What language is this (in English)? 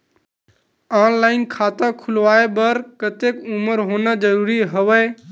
Chhattisgarhi